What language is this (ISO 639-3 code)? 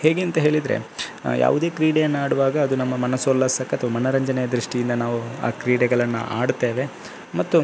kan